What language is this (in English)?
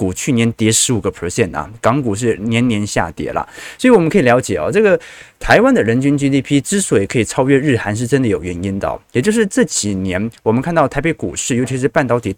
Chinese